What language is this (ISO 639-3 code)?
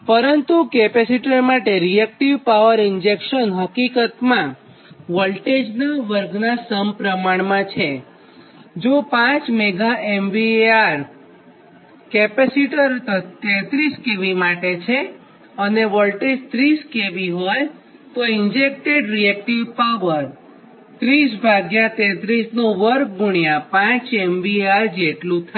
guj